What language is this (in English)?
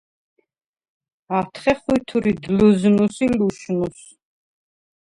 Svan